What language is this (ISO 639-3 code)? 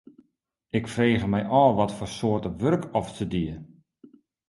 fry